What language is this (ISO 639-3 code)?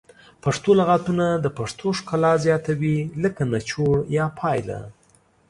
pus